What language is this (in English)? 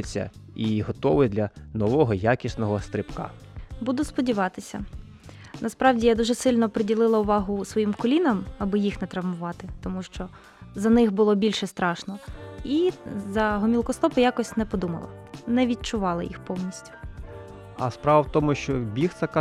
Ukrainian